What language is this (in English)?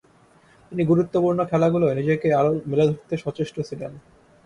Bangla